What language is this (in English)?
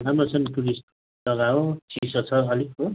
Nepali